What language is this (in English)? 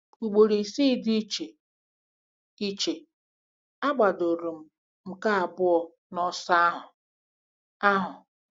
Igbo